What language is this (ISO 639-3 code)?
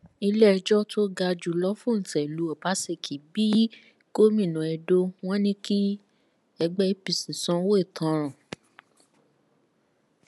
yor